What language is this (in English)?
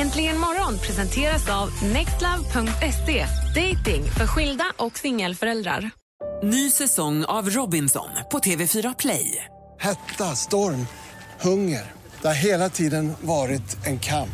Swedish